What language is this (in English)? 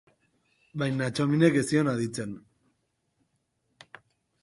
Basque